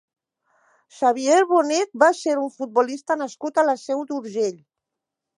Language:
Catalan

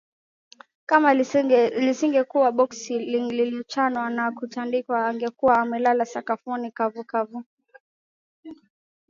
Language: Swahili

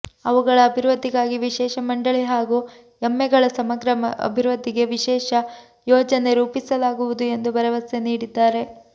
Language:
Kannada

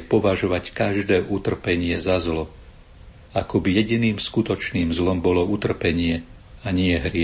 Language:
Slovak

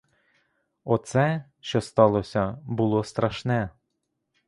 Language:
Ukrainian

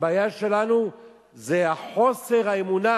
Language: Hebrew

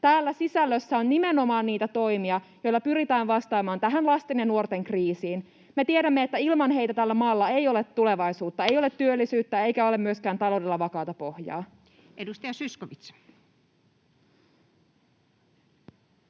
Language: Finnish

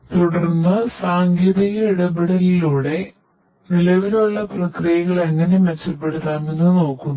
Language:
Malayalam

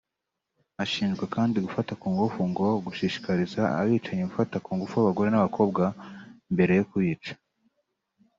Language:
Kinyarwanda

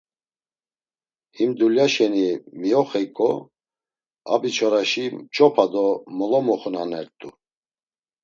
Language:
Laz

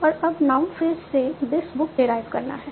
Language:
Hindi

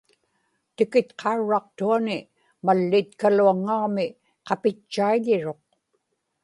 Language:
Inupiaq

